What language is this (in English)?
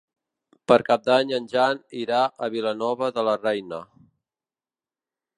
Catalan